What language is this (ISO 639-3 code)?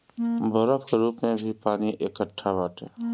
bho